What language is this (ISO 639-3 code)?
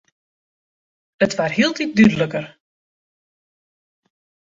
fry